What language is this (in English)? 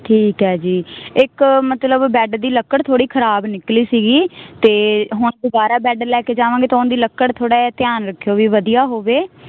Punjabi